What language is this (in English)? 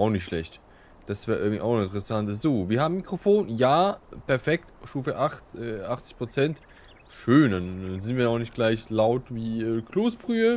German